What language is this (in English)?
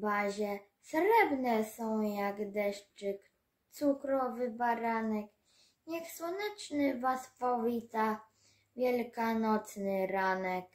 Polish